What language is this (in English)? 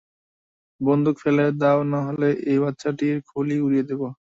Bangla